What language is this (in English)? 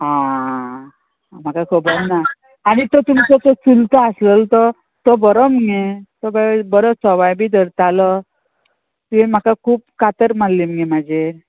Konkani